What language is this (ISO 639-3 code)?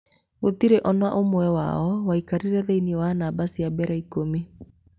kik